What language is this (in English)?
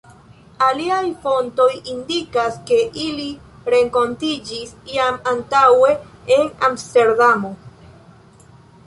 Esperanto